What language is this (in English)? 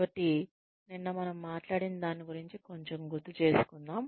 Telugu